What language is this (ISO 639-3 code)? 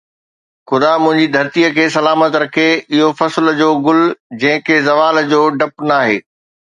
snd